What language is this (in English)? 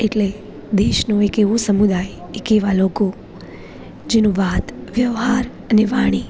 Gujarati